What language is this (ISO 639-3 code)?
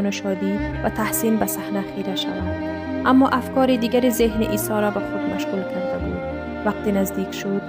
fas